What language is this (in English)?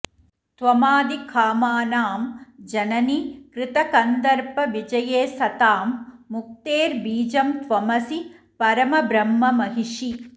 Sanskrit